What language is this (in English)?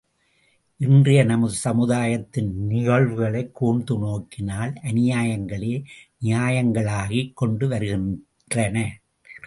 Tamil